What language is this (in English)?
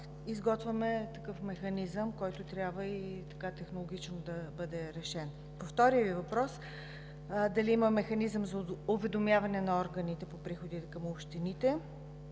Bulgarian